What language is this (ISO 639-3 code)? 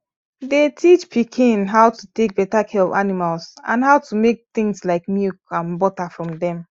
pcm